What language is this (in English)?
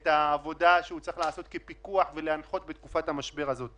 Hebrew